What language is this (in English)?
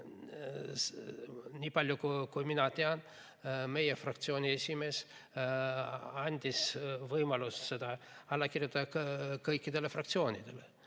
Estonian